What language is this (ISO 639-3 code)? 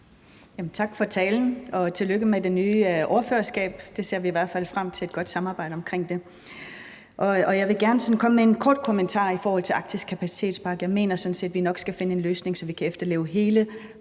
dan